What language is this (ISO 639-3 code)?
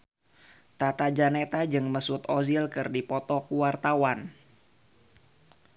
sun